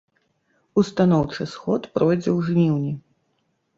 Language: Belarusian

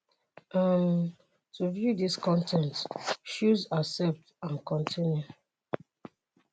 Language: Nigerian Pidgin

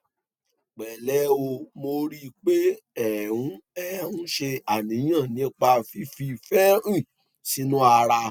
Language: Yoruba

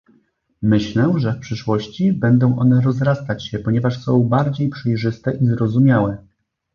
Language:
Polish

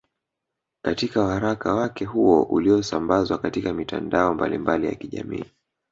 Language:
Swahili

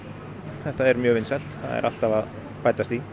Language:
Icelandic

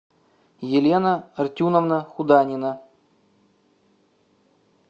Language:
Russian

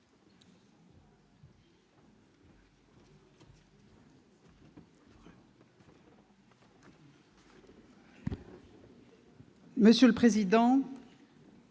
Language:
French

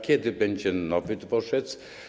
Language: Polish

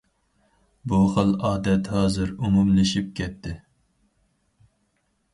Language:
Uyghur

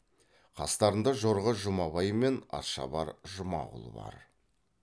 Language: Kazakh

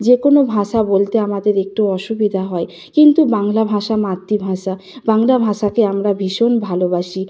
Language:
Bangla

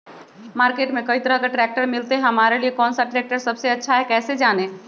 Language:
Magahi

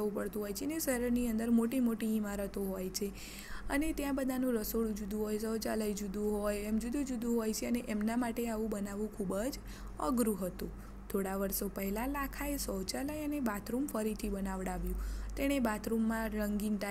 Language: Hindi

